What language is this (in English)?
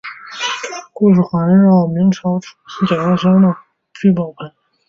Chinese